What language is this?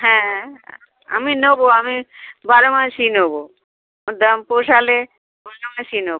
Bangla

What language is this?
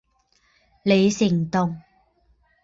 Chinese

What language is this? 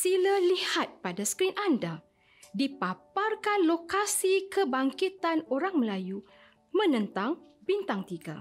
Malay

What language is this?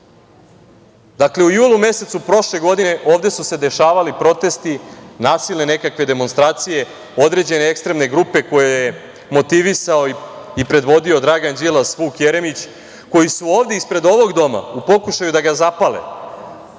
Serbian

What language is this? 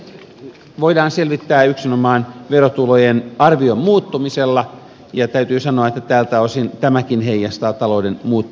Finnish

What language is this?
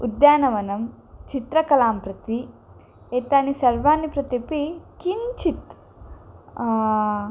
Sanskrit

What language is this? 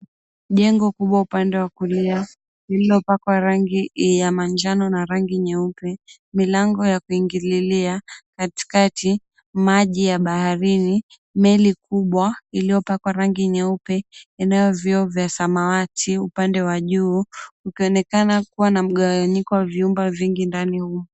Swahili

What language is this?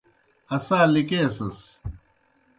Kohistani Shina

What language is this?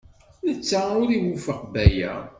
Kabyle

